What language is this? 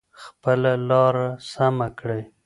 Pashto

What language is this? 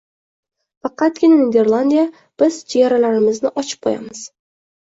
Uzbek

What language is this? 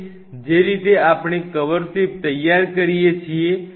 Gujarati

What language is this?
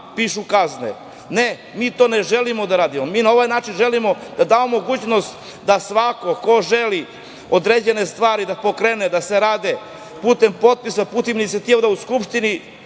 Serbian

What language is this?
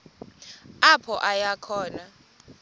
Xhosa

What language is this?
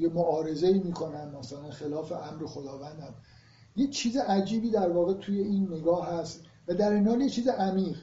Persian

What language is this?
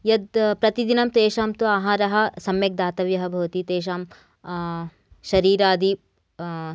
Sanskrit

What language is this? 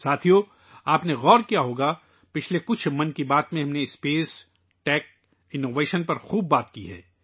Urdu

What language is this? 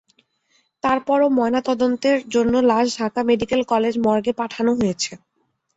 Bangla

